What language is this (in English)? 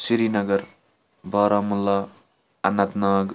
Kashmiri